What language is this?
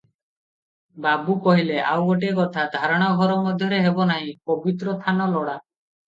Odia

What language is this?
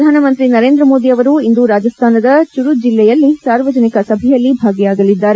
Kannada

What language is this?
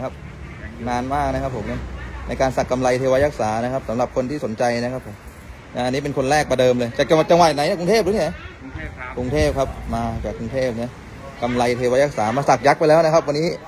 Thai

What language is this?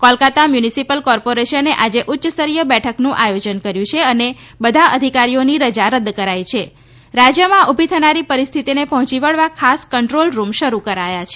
Gujarati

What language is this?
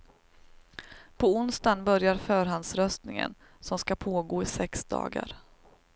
Swedish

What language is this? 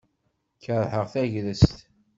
Kabyle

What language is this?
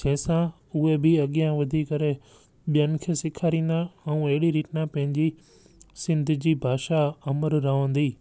Sindhi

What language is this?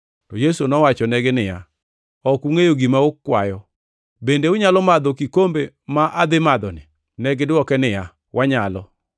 Luo (Kenya and Tanzania)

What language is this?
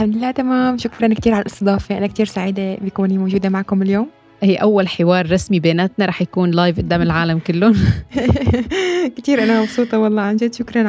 Arabic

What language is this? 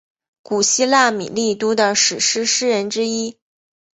Chinese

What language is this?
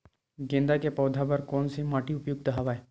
Chhattisgarhi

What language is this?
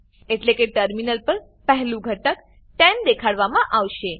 Gujarati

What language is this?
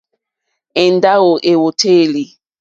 Mokpwe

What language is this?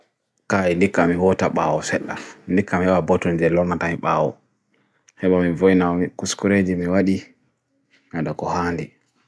Bagirmi Fulfulde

